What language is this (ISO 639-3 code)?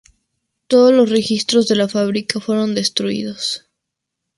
spa